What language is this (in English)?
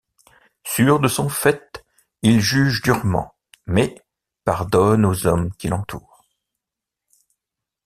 French